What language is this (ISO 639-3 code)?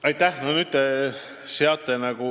est